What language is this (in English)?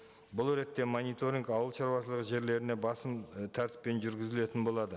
Kazakh